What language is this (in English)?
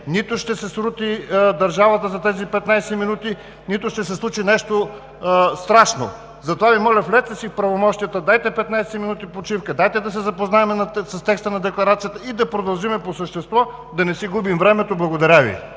Bulgarian